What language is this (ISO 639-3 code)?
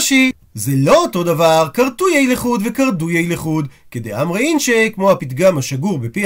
heb